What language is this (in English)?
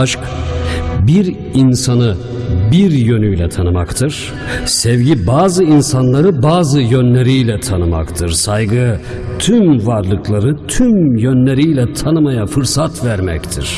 Turkish